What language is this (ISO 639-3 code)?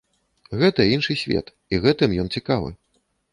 bel